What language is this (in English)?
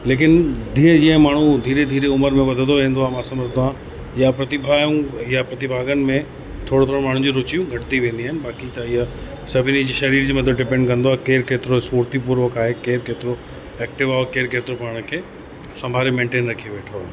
Sindhi